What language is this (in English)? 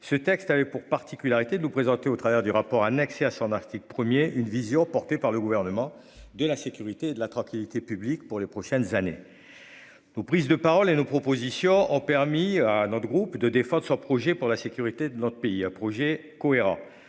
French